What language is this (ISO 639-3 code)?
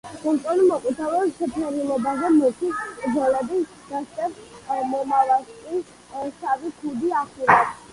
kat